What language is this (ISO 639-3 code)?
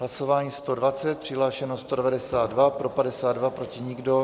ces